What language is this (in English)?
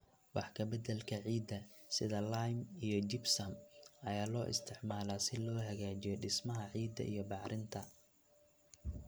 Somali